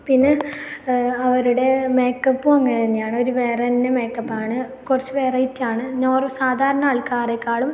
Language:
Malayalam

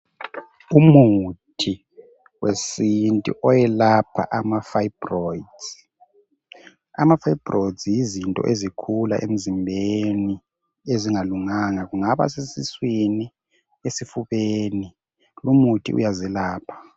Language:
North Ndebele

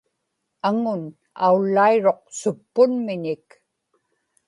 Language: Inupiaq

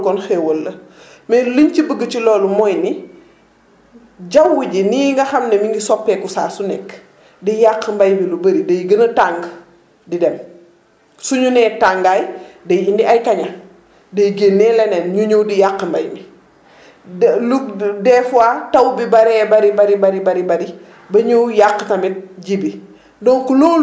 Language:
Wolof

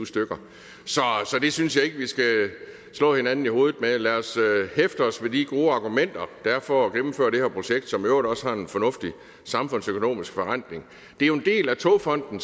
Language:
Danish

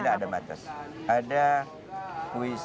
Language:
Indonesian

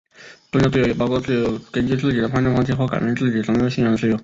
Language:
Chinese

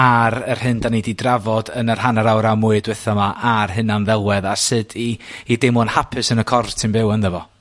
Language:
Welsh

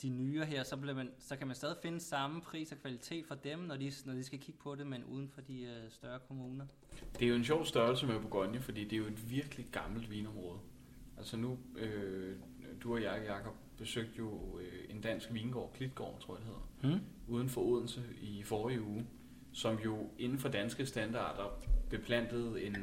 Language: Danish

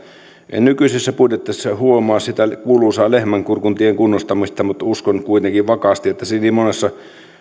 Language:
Finnish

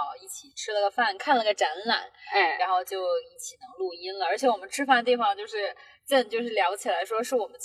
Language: Chinese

